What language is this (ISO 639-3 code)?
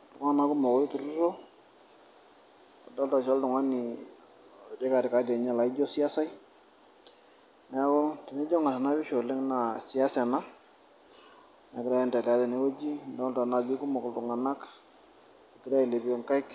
mas